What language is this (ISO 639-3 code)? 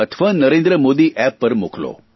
guj